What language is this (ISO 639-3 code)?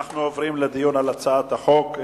heb